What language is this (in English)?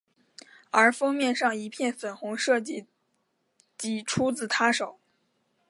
Chinese